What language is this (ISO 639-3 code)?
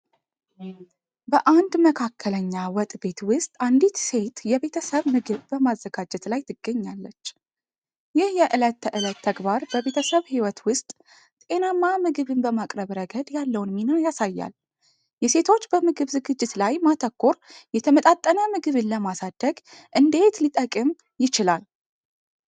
amh